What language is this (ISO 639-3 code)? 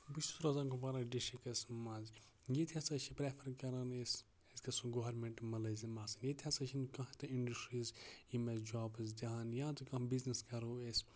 kas